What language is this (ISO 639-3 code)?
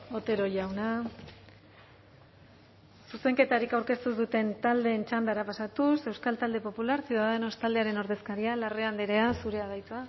eus